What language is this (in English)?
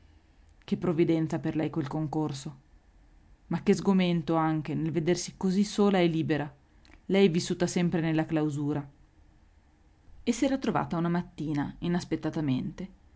Italian